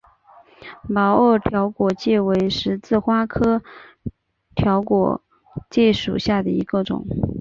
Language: Chinese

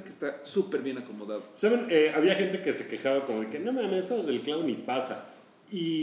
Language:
Spanish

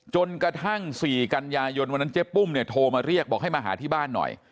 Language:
Thai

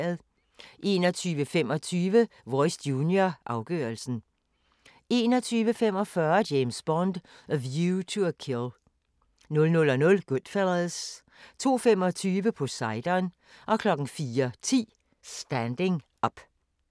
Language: Danish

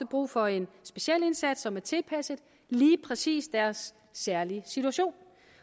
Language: Danish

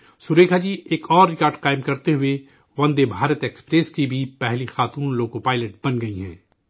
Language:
Urdu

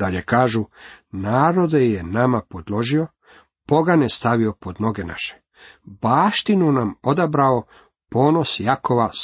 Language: Croatian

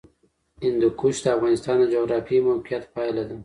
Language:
Pashto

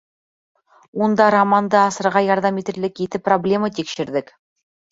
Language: Bashkir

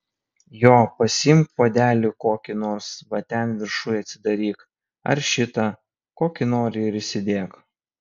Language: Lithuanian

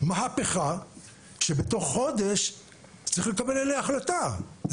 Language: Hebrew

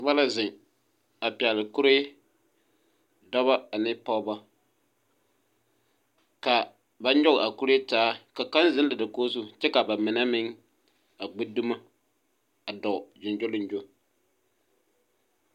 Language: Southern Dagaare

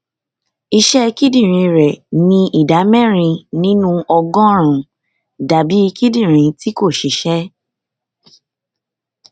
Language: Yoruba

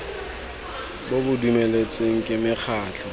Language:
Tswana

